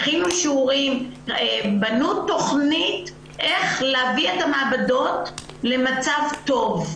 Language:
Hebrew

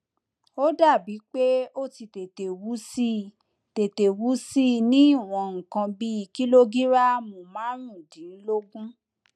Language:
Yoruba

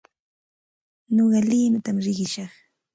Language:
Santa Ana de Tusi Pasco Quechua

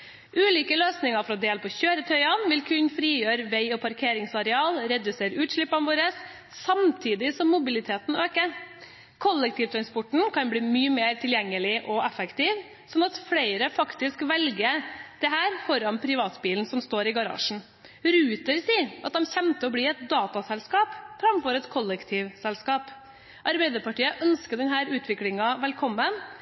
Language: Norwegian Bokmål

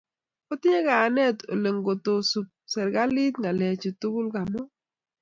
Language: Kalenjin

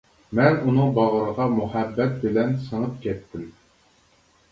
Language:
Uyghur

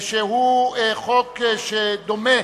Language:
Hebrew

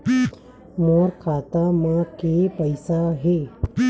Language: Chhattisgarhi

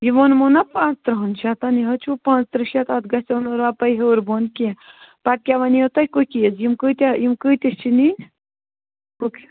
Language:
Kashmiri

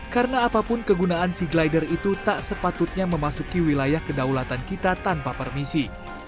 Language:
Indonesian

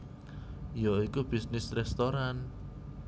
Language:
Javanese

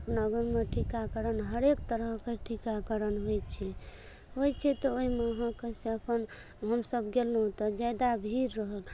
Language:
Maithili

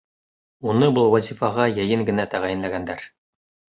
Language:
Bashkir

